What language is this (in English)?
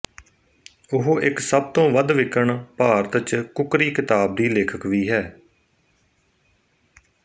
Punjabi